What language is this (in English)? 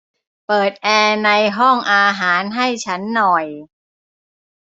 Thai